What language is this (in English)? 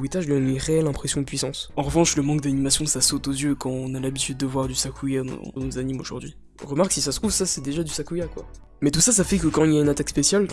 French